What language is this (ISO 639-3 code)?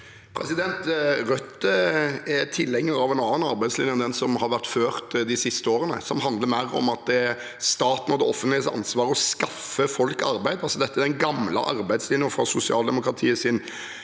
nor